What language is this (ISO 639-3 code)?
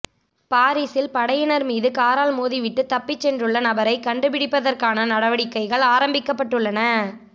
tam